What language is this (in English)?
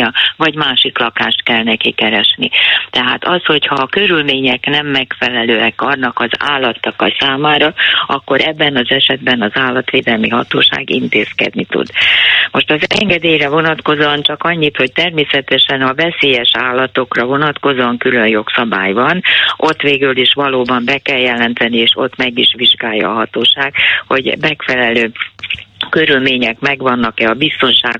Hungarian